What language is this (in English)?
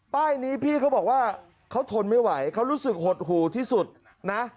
Thai